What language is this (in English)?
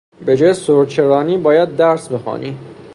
Persian